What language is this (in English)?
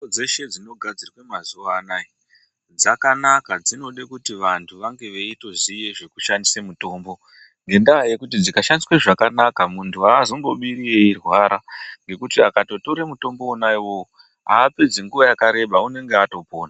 Ndau